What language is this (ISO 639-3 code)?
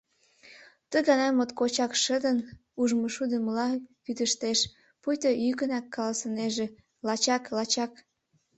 chm